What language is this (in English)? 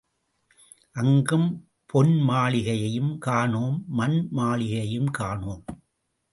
Tamil